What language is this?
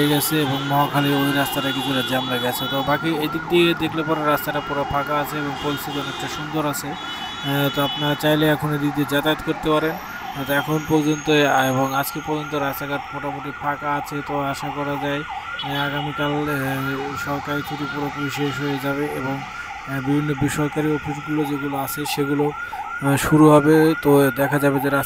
Bangla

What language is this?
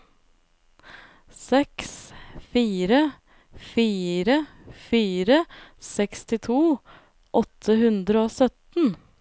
Norwegian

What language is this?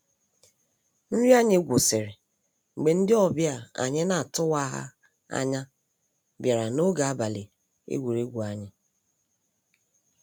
Igbo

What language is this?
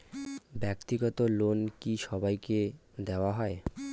Bangla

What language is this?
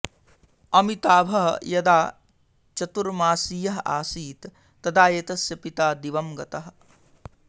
Sanskrit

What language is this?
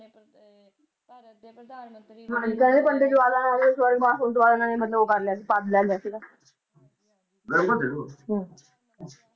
Punjabi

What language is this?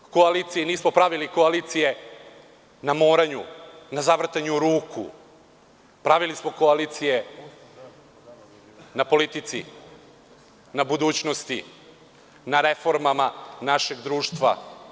Serbian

